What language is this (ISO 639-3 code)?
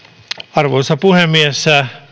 fin